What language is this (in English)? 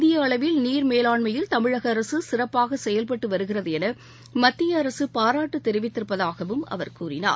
Tamil